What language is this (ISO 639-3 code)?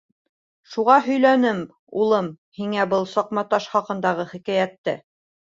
bak